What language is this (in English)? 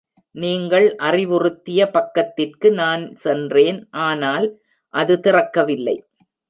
Tamil